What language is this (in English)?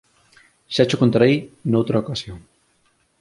Galician